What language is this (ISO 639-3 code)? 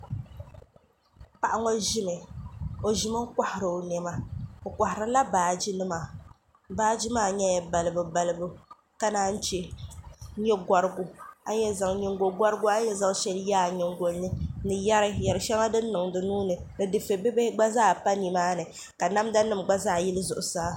dag